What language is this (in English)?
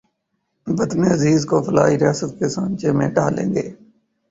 Urdu